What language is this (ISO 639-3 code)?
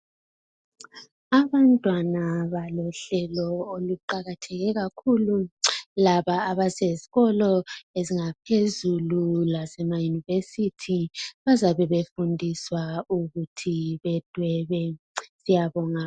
nde